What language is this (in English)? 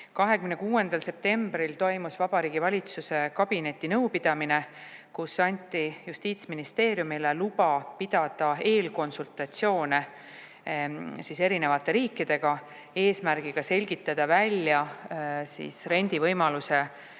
Estonian